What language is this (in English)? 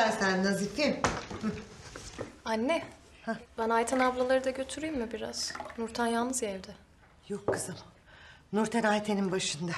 Turkish